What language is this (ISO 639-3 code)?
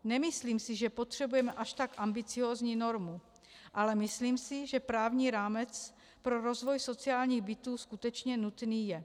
ces